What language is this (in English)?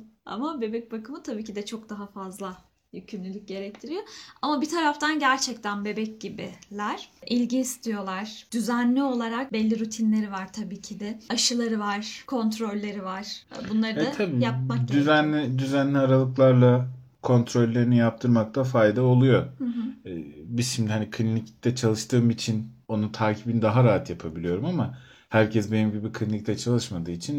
Turkish